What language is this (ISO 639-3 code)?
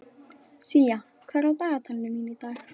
isl